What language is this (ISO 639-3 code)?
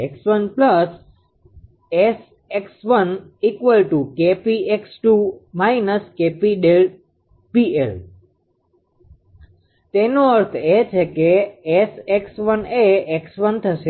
guj